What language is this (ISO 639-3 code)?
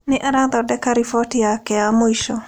kik